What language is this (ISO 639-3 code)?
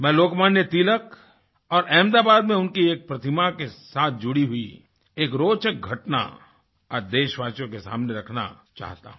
hin